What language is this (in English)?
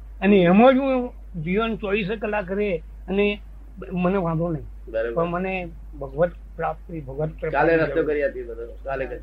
Gujarati